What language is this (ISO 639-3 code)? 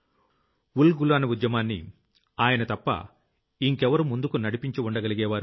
tel